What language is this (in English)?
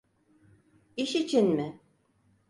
Turkish